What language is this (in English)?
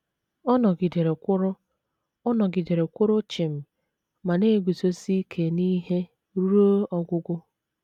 Igbo